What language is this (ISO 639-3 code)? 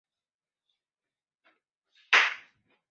zho